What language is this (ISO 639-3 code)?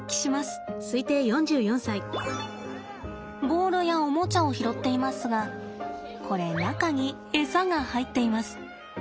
jpn